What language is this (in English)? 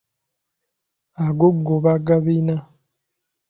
Ganda